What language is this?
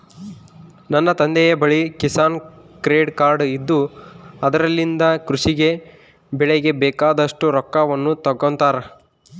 Kannada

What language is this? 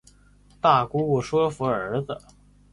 Chinese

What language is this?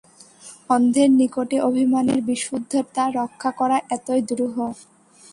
Bangla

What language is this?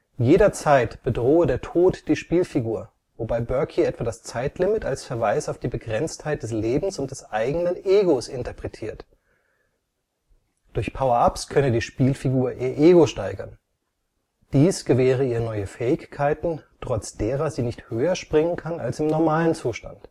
German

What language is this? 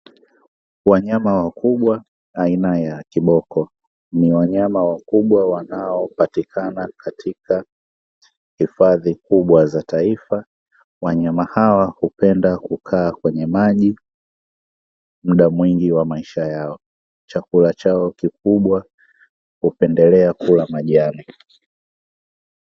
Swahili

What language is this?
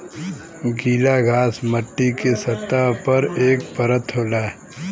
Bhojpuri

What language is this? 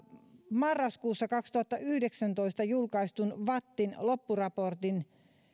Finnish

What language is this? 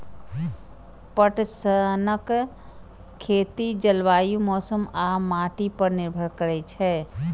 Maithili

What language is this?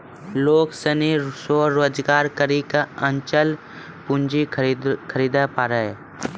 Maithili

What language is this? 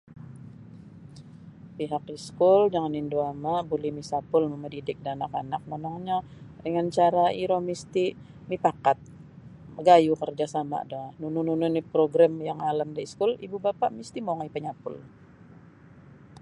Sabah Bisaya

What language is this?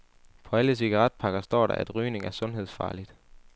Danish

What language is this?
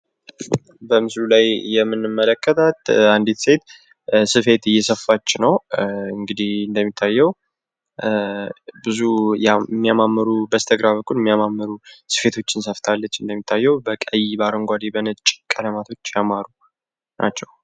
Amharic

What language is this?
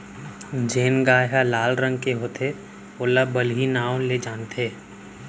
Chhattisgarhi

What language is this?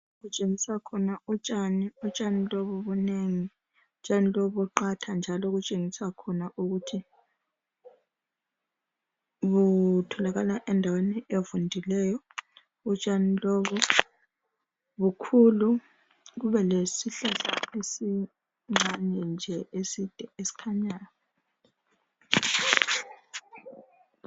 North Ndebele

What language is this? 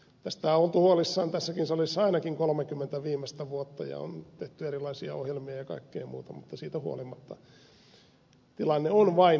Finnish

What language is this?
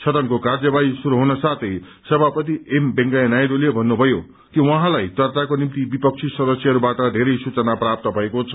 Nepali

